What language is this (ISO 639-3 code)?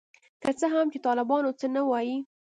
pus